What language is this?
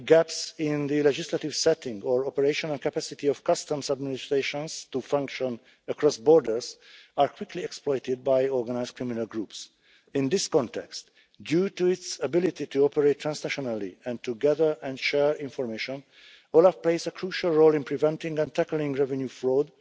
English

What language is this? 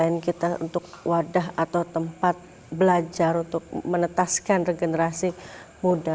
Indonesian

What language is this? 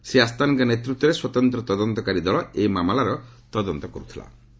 Odia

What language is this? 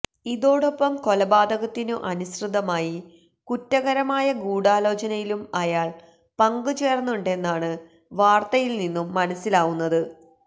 Malayalam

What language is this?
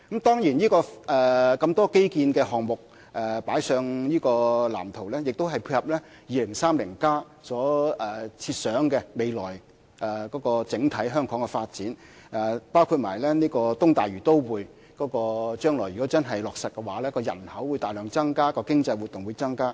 Cantonese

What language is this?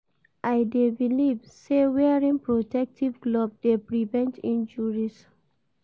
Nigerian Pidgin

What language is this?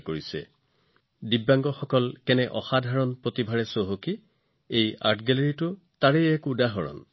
Assamese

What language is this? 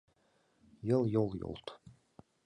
Mari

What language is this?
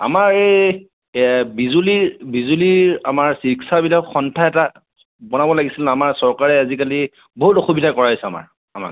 Assamese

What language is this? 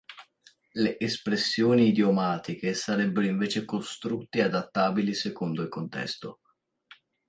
Italian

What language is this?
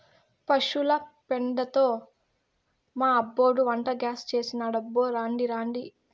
Telugu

